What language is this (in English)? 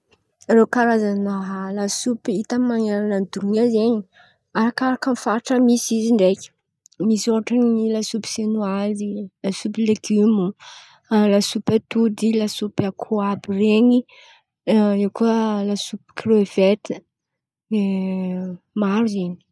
Antankarana Malagasy